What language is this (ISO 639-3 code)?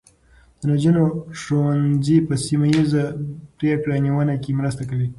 pus